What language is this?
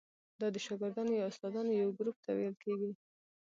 Pashto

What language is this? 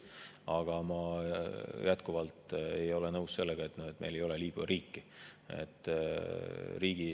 Estonian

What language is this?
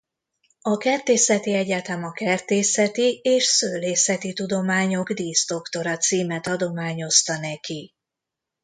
Hungarian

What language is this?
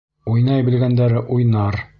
Bashkir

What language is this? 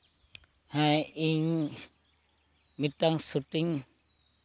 Santali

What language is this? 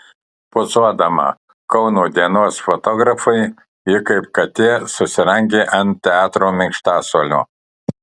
Lithuanian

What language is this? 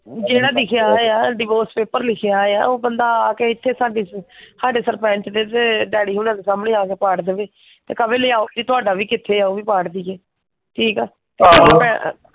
Punjabi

